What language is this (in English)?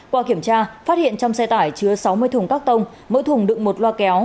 Vietnamese